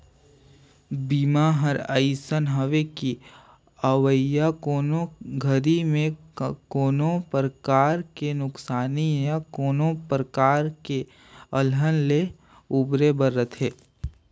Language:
Chhattisgarhi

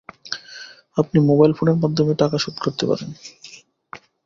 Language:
Bangla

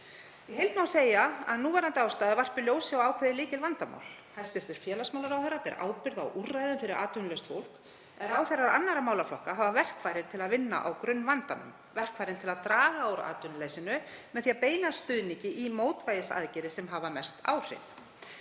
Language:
Icelandic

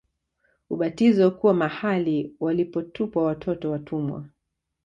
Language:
Swahili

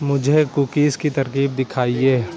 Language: Urdu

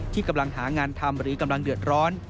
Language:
Thai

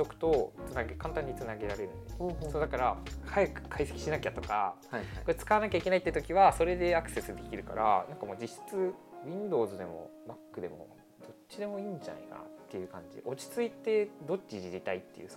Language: Japanese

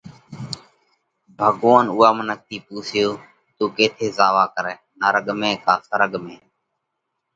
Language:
Parkari Koli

